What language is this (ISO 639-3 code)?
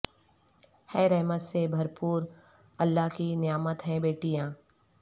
urd